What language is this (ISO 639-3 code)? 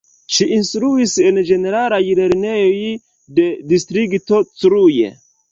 epo